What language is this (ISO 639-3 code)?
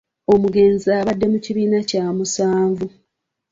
lug